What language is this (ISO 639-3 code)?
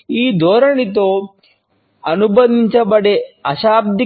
tel